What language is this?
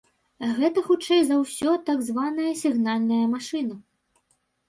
Belarusian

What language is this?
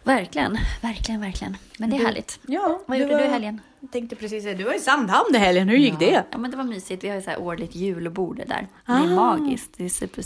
Swedish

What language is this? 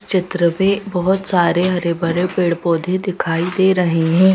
Hindi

